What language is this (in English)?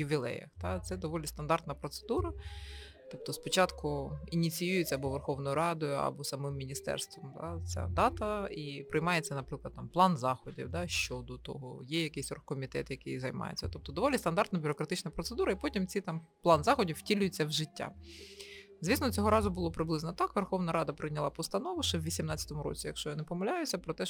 Ukrainian